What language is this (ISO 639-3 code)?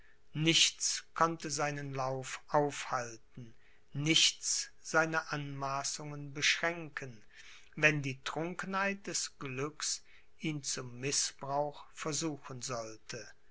deu